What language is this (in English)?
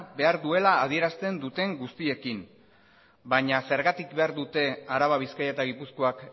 Basque